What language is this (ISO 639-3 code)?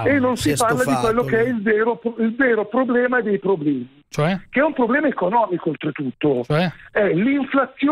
ita